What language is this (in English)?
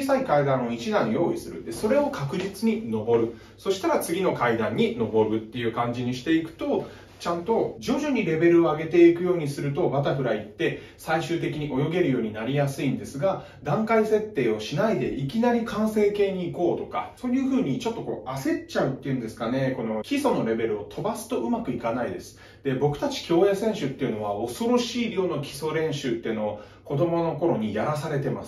Japanese